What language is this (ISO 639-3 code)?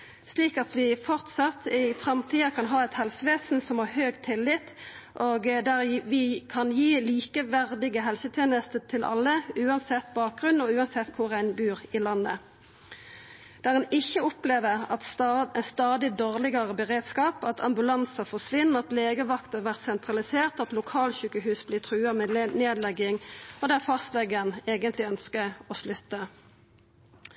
nno